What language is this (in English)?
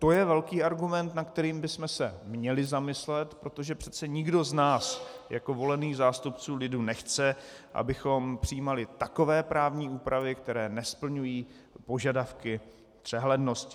Czech